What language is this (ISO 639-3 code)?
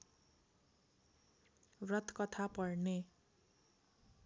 nep